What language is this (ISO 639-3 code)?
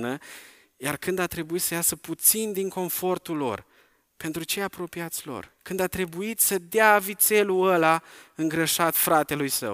ron